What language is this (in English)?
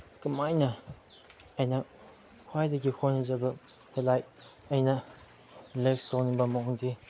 Manipuri